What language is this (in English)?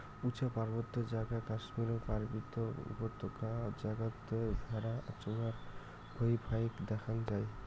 Bangla